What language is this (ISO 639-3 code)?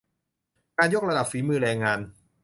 tha